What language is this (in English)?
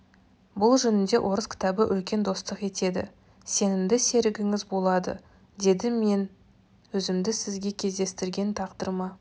Kazakh